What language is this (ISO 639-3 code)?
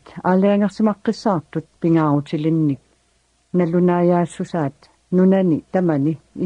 ara